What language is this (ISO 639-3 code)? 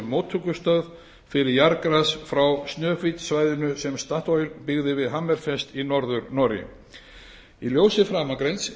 isl